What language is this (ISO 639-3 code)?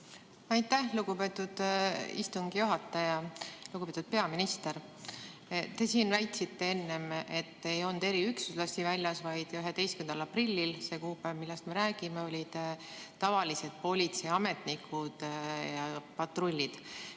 est